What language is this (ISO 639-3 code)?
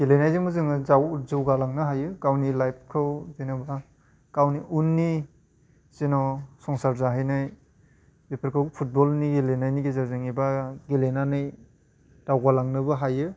brx